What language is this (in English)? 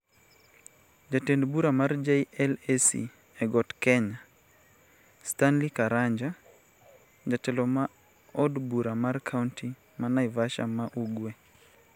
Luo (Kenya and Tanzania)